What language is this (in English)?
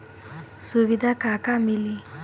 Bhojpuri